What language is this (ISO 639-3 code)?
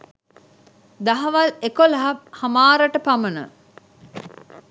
sin